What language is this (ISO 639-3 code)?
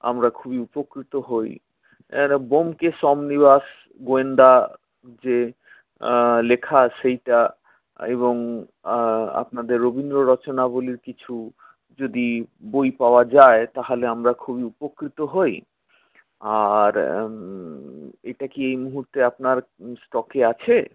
ben